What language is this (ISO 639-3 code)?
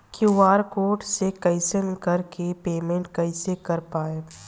bho